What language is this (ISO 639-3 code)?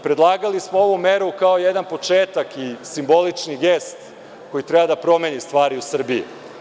srp